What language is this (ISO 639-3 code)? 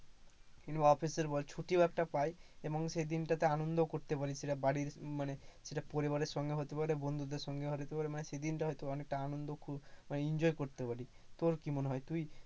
ben